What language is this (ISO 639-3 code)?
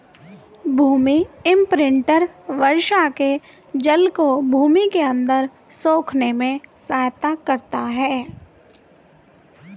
hin